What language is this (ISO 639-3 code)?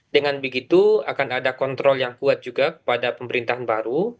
ind